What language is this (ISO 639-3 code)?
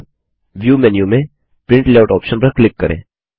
hin